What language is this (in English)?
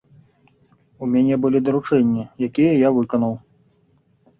Belarusian